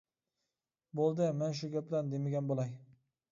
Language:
Uyghur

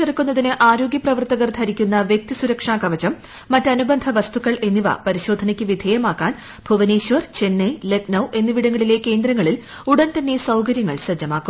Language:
Malayalam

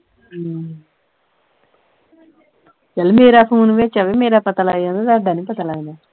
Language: Punjabi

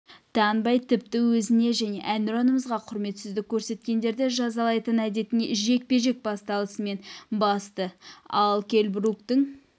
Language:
Kazakh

